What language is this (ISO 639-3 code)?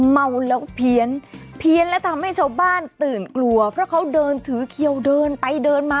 tha